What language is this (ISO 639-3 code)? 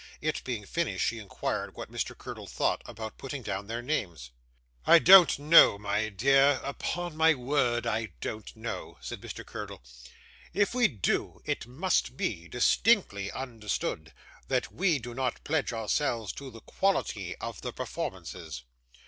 eng